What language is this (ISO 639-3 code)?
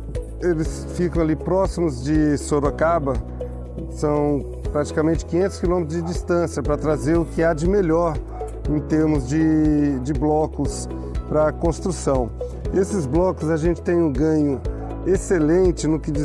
por